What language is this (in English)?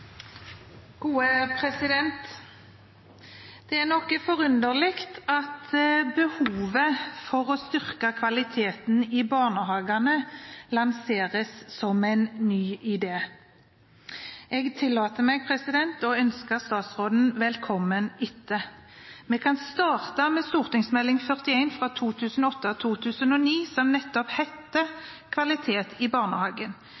Norwegian Bokmål